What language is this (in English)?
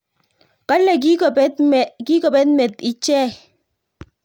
Kalenjin